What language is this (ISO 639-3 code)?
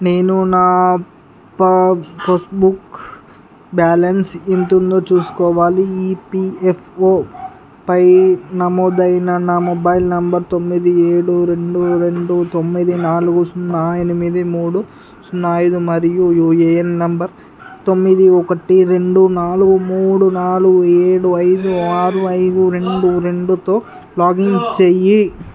tel